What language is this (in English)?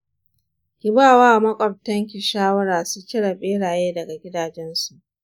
Hausa